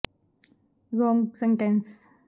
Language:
Punjabi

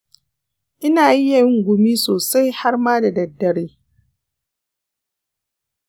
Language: Hausa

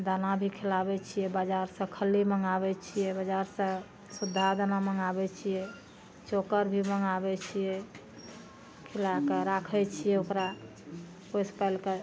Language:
Maithili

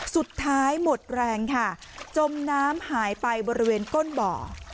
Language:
Thai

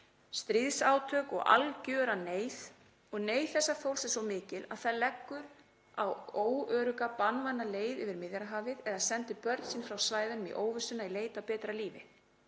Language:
Icelandic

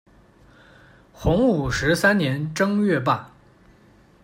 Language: Chinese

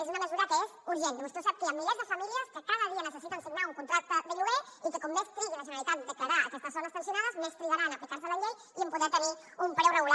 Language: Catalan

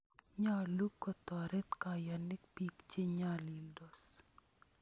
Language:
Kalenjin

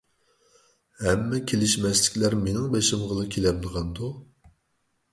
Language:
Uyghur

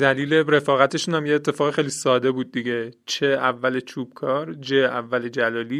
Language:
Persian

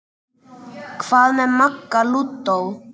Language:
Icelandic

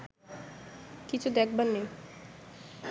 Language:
Bangla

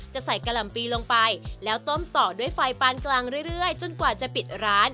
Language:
Thai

